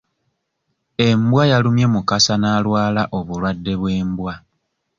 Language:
Ganda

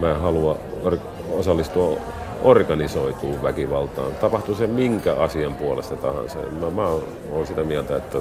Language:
Finnish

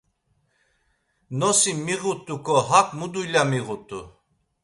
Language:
Laz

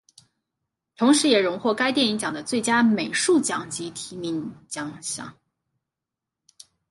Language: Chinese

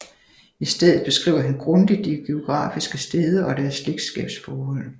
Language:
Danish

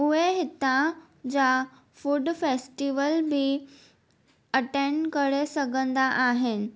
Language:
Sindhi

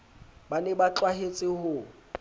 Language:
Southern Sotho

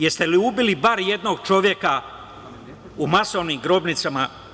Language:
Serbian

